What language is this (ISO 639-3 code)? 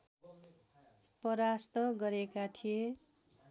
nep